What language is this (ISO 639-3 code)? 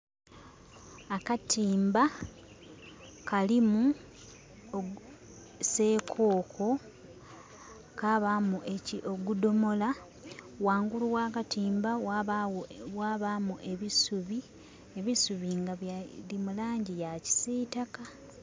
xog